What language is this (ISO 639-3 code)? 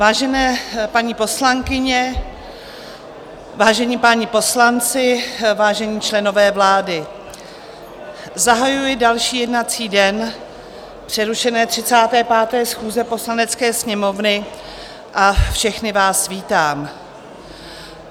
ces